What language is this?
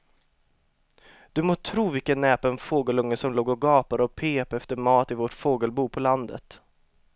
Swedish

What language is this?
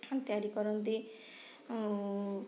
Odia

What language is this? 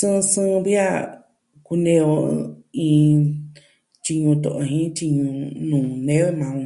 Southwestern Tlaxiaco Mixtec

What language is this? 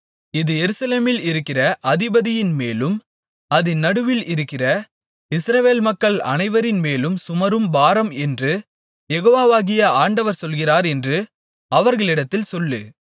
Tamil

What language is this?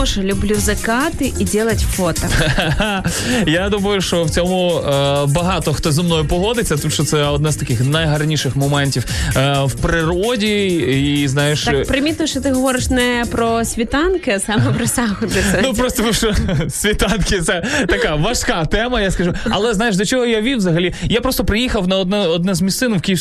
Ukrainian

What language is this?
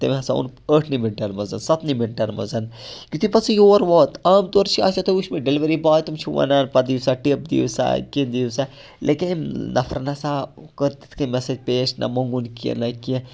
Kashmiri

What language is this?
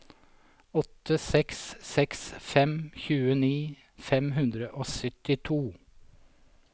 Norwegian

